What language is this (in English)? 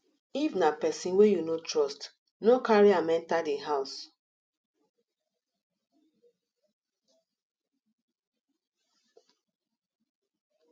Nigerian Pidgin